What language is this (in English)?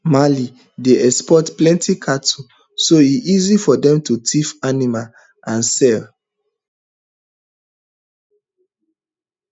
Nigerian Pidgin